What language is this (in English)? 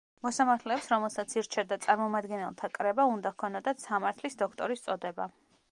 Georgian